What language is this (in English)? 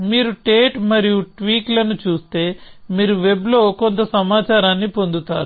Telugu